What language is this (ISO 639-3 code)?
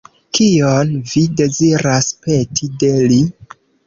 epo